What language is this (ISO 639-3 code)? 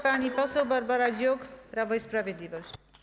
pol